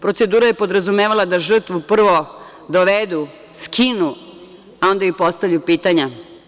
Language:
Serbian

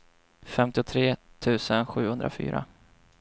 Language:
Swedish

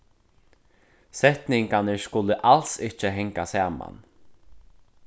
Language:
Faroese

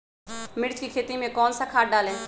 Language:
Magahi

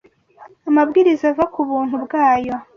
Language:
Kinyarwanda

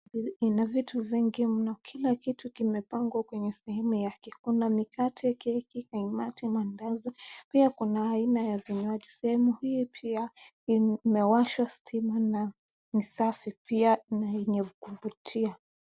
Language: Swahili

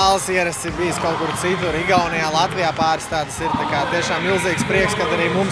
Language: Latvian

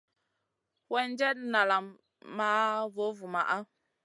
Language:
Masana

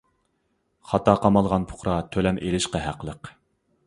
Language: Uyghur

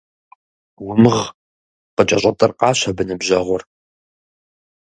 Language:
Kabardian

